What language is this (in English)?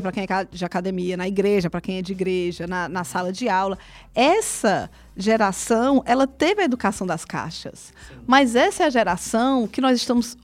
Portuguese